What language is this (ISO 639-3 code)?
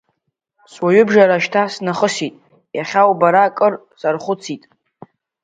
abk